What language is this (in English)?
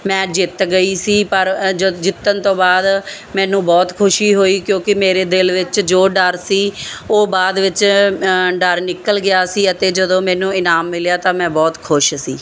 Punjabi